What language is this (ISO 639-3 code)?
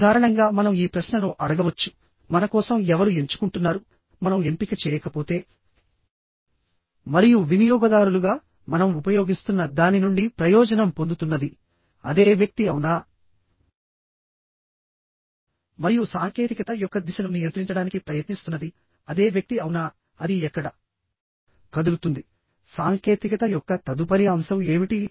tel